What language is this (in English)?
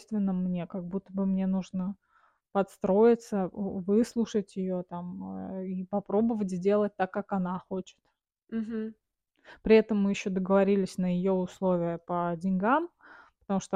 Russian